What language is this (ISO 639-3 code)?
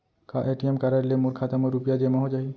hne